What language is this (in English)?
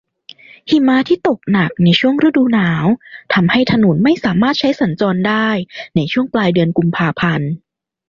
Thai